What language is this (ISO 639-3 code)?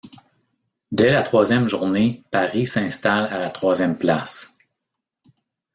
fra